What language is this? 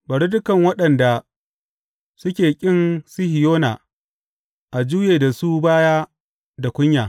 Hausa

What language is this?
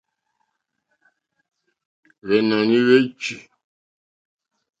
Mokpwe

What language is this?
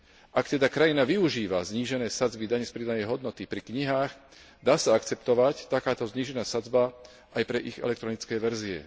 Slovak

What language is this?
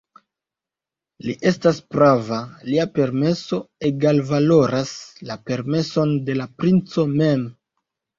Esperanto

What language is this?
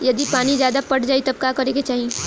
Bhojpuri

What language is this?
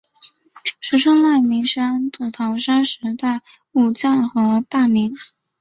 Chinese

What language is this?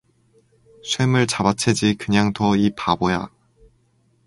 Korean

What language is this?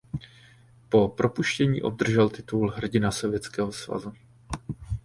Czech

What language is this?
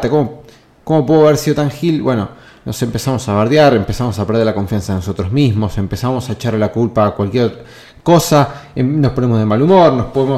Spanish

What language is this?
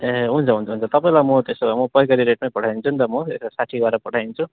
Nepali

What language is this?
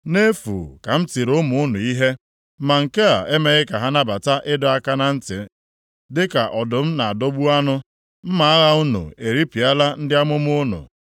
Igbo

